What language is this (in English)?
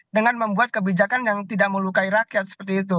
Indonesian